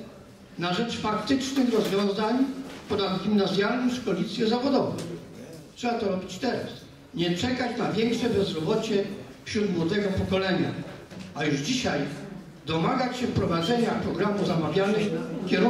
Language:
Polish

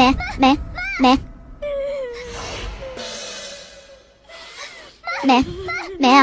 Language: Vietnamese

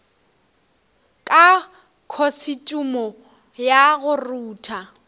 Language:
Northern Sotho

